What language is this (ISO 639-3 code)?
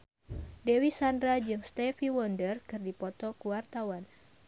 sun